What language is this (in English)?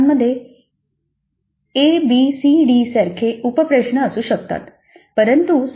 Marathi